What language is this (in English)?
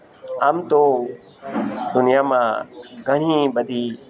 Gujarati